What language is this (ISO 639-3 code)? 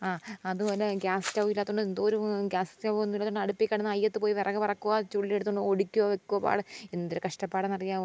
mal